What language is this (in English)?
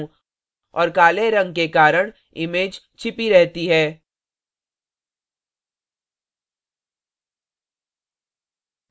Hindi